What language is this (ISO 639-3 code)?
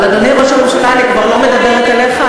heb